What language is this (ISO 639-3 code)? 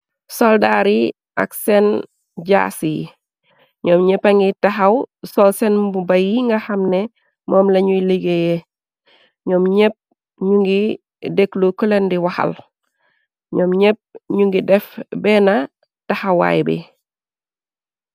wol